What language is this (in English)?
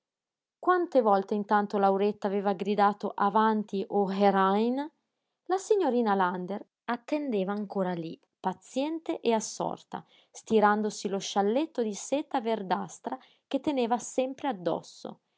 Italian